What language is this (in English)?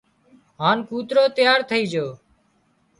Wadiyara Koli